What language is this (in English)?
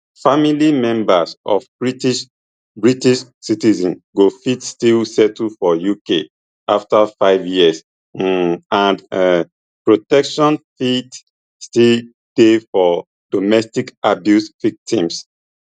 Nigerian Pidgin